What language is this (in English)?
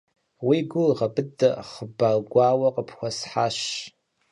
Kabardian